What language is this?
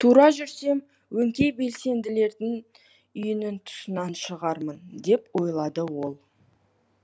Kazakh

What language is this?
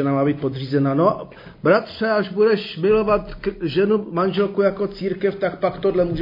Czech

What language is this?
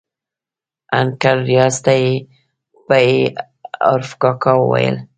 Pashto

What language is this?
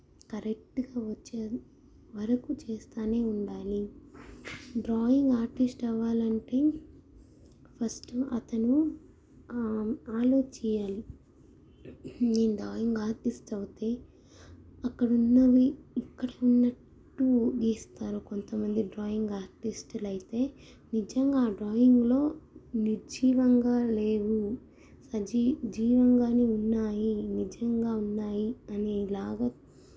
Telugu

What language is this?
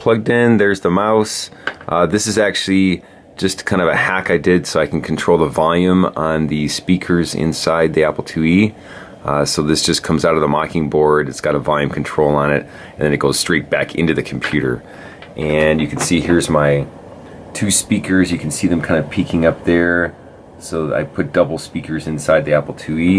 English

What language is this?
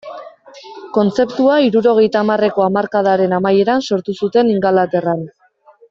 Basque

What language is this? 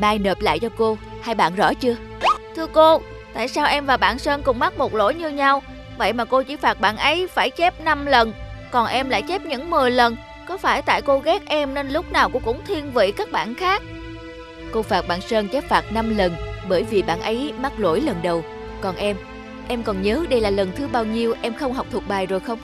Vietnamese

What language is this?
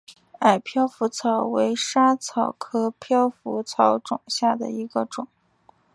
Chinese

